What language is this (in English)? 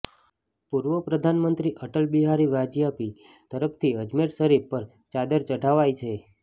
Gujarati